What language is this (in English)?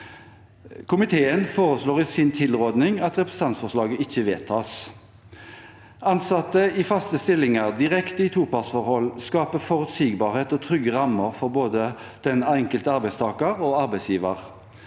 Norwegian